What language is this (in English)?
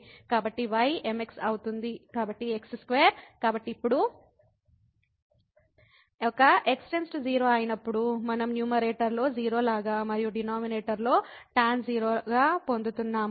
Telugu